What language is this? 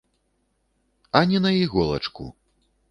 Belarusian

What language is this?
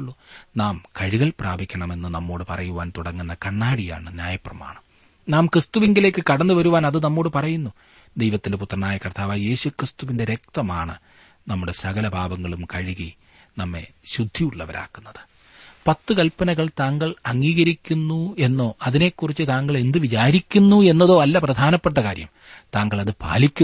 Malayalam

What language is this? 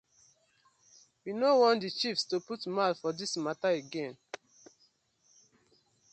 Nigerian Pidgin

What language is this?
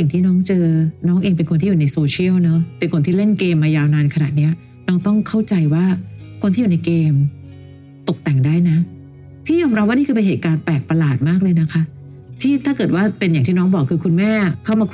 Thai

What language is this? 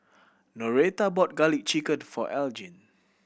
English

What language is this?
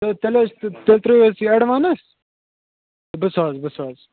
Kashmiri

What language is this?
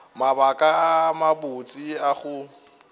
Northern Sotho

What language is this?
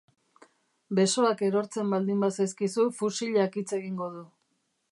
Basque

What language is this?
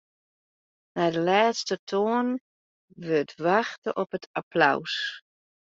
Western Frisian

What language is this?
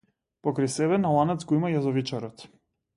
Macedonian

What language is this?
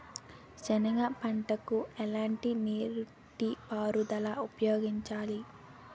Telugu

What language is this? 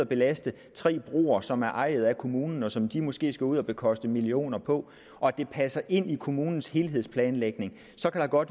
Danish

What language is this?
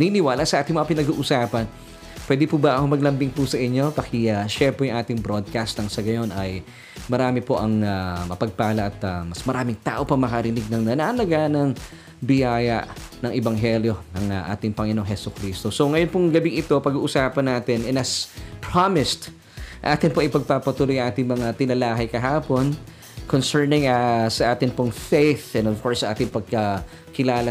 Filipino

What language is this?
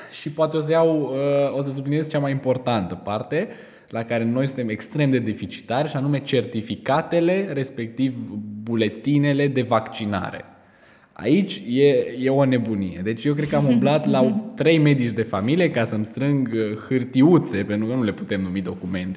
Romanian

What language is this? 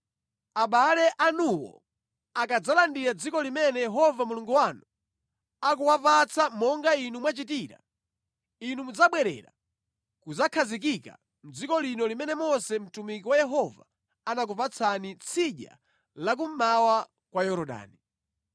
Nyanja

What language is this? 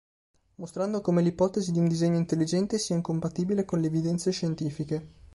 Italian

